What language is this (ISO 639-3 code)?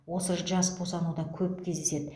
kaz